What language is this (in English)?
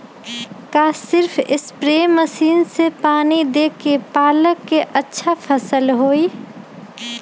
Magahi